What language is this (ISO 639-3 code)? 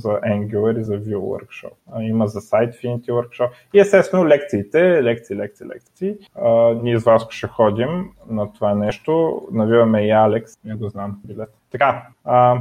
bul